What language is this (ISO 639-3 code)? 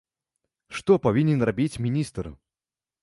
bel